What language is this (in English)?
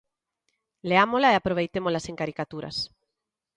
Galician